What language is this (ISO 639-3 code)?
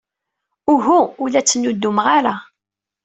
kab